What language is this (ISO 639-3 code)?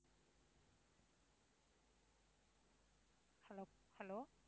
tam